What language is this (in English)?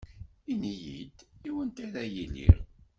Kabyle